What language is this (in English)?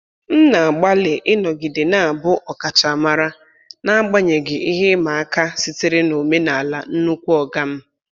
Igbo